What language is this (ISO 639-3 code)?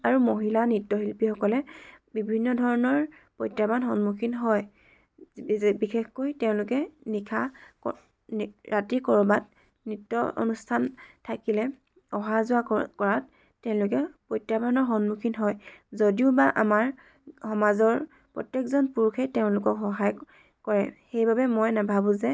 asm